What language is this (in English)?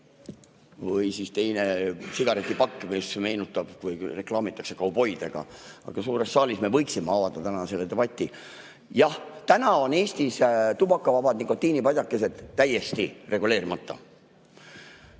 Estonian